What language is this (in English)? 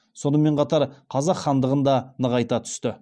Kazakh